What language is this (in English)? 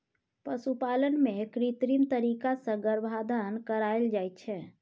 Maithili